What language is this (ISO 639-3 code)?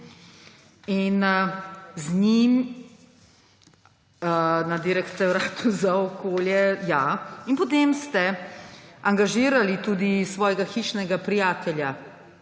slv